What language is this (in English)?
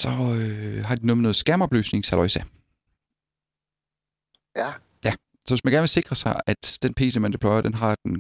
Danish